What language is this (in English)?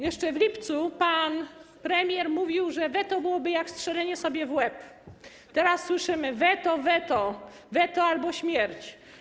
Polish